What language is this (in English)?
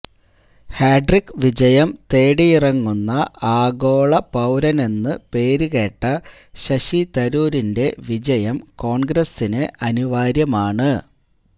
Malayalam